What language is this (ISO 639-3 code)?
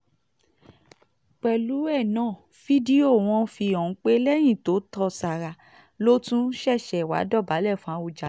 yor